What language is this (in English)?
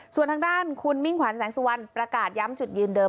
Thai